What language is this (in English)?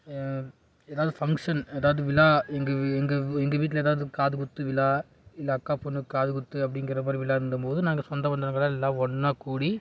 Tamil